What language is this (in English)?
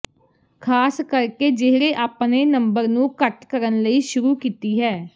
Punjabi